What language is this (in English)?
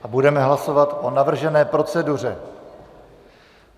Czech